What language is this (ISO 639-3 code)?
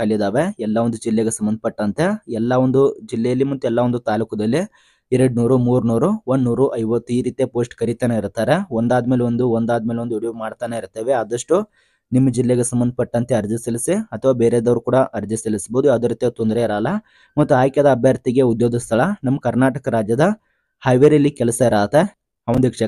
kan